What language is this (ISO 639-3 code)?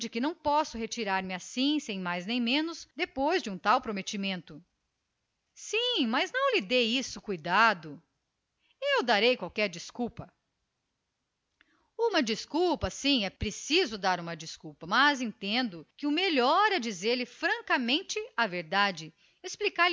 por